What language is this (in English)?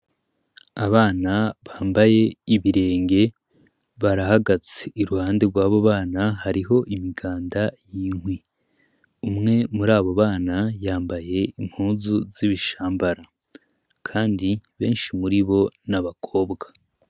Rundi